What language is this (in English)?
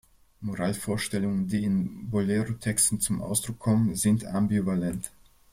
German